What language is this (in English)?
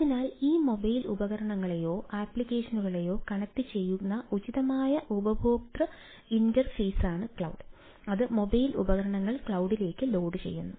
Malayalam